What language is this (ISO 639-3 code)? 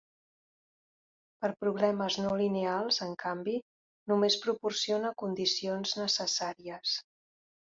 cat